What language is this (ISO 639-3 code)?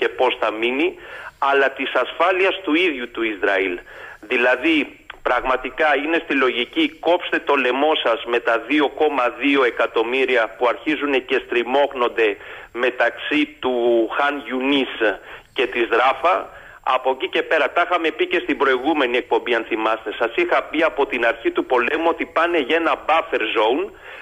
ell